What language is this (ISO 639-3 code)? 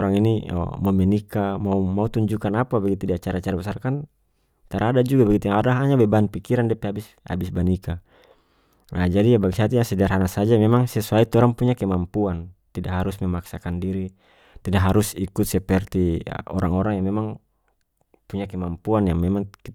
max